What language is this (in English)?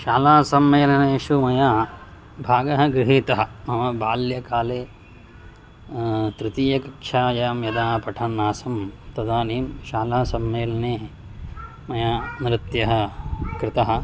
Sanskrit